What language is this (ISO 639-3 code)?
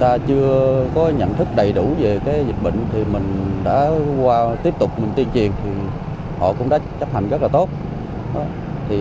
vie